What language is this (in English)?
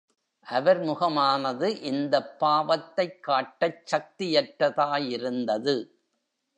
Tamil